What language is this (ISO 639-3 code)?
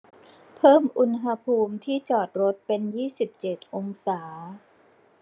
tha